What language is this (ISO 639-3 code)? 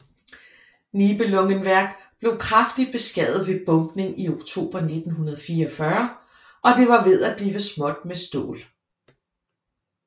dan